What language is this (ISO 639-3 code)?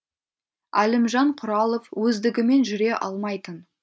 kaz